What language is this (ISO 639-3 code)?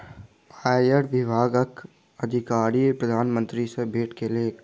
mai